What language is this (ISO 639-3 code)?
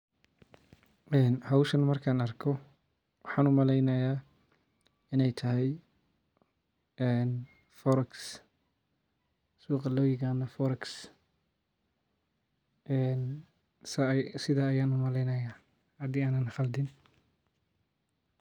som